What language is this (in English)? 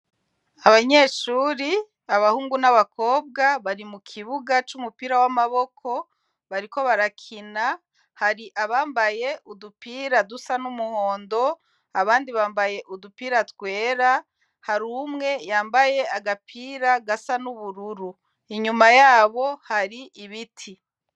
Rundi